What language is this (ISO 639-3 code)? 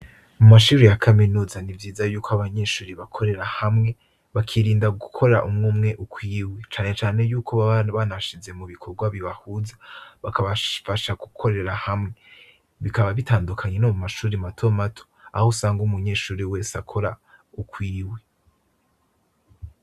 run